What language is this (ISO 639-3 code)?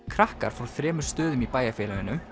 isl